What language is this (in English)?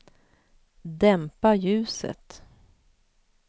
Swedish